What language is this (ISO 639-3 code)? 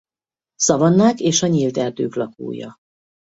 hun